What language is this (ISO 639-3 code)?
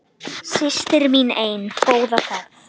isl